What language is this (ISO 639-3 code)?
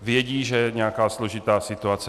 ces